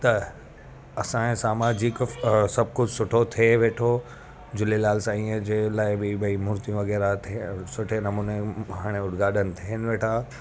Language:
Sindhi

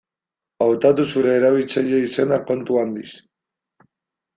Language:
Basque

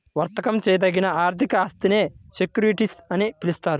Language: Telugu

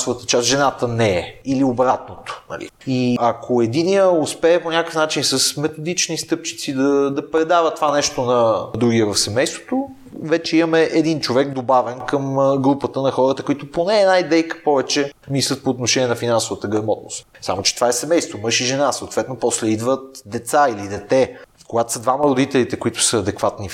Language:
Bulgarian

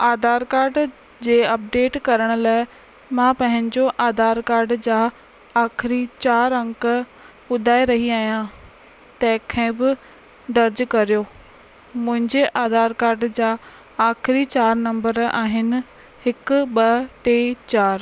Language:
Sindhi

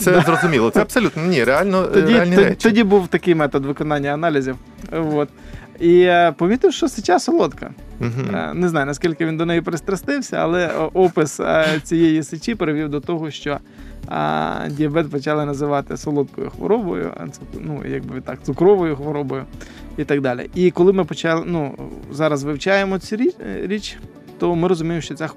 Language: Ukrainian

